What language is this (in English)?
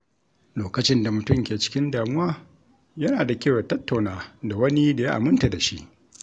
Hausa